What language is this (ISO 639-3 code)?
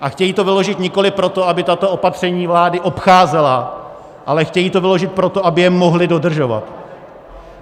ces